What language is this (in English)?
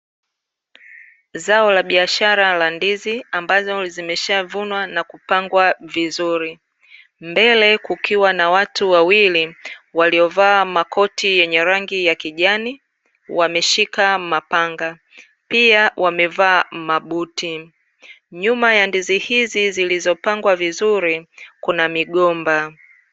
Swahili